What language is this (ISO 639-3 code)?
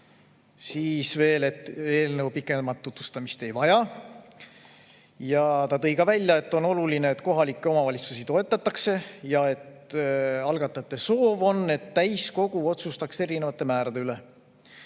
est